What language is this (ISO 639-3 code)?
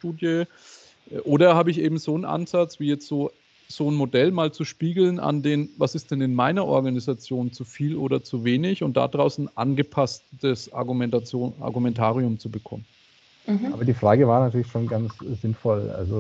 deu